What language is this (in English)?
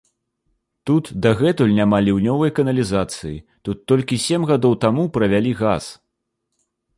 Belarusian